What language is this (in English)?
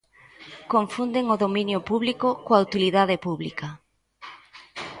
Galician